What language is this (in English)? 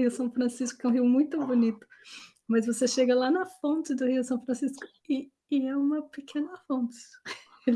Portuguese